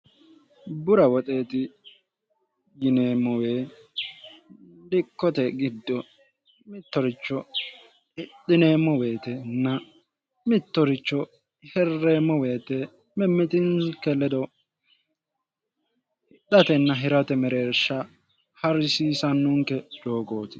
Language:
Sidamo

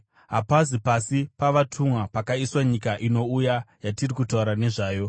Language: Shona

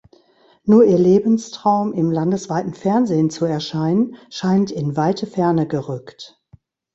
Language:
German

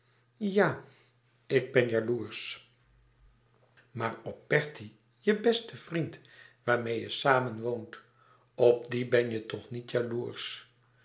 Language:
Dutch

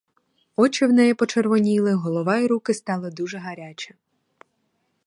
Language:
Ukrainian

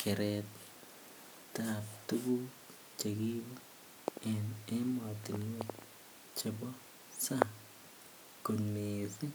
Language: Kalenjin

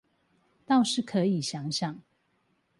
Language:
Chinese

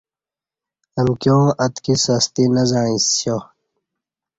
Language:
Kati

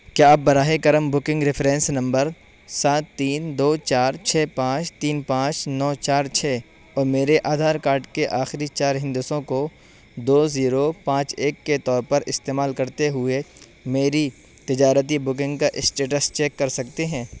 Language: Urdu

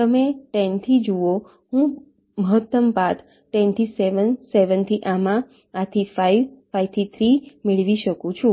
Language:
Gujarati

